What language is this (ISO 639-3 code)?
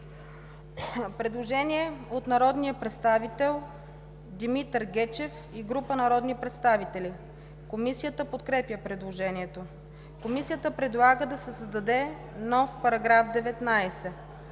bul